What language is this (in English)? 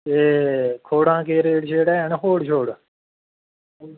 Dogri